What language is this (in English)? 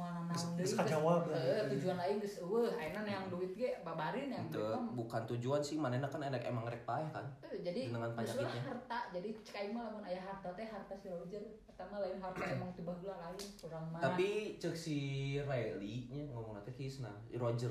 Indonesian